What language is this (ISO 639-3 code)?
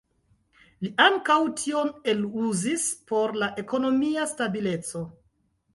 epo